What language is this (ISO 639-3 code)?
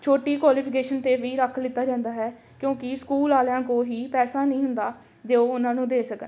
pan